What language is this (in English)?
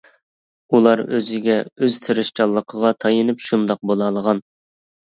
Uyghur